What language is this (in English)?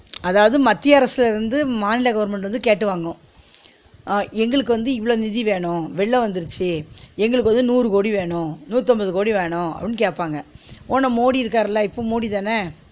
Tamil